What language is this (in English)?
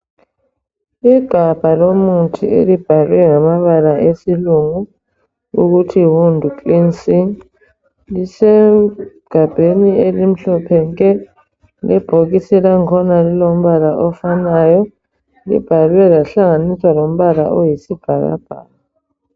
North Ndebele